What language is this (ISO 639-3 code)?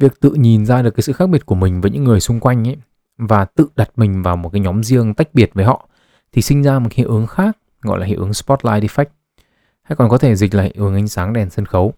vie